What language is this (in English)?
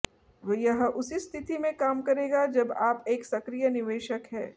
Hindi